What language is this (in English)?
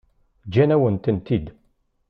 Kabyle